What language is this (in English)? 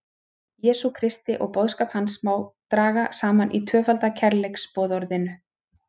Icelandic